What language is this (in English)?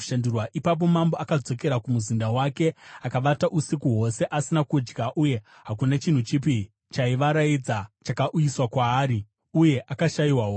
Shona